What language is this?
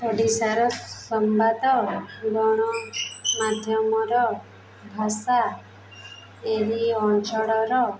Odia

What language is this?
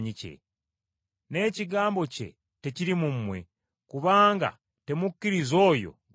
Ganda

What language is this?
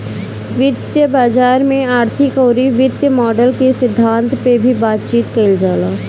Bhojpuri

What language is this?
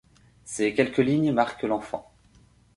French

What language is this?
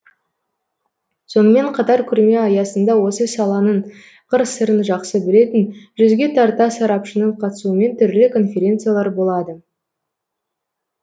Kazakh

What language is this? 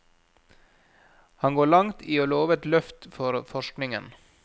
Norwegian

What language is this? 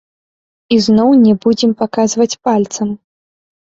Belarusian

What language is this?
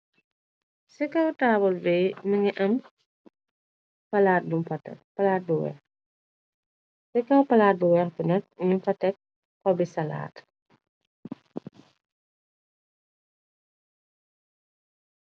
Wolof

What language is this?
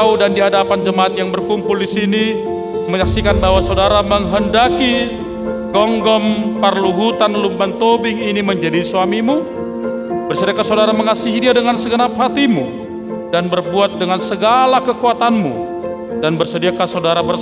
Indonesian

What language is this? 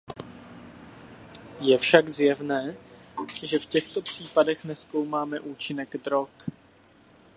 Czech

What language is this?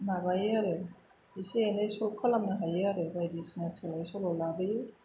Bodo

